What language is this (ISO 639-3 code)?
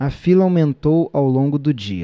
por